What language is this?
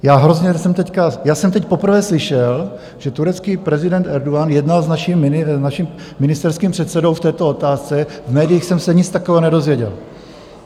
Czech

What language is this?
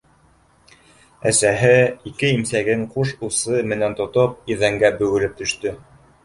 Bashkir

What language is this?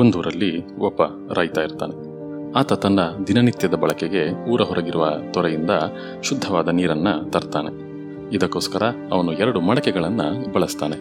Kannada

